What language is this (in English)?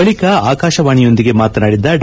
Kannada